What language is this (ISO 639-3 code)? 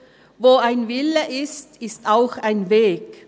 gsw